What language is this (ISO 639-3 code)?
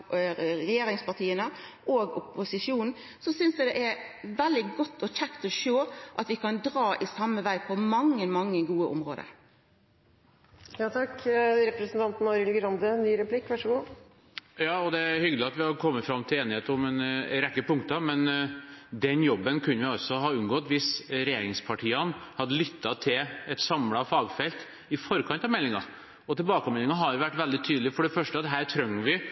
nor